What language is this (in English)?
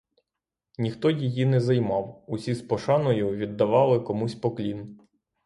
Ukrainian